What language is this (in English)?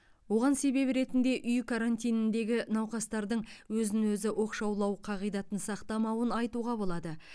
Kazakh